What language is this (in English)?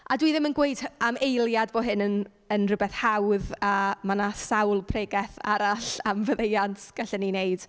Welsh